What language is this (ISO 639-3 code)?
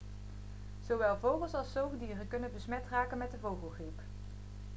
nld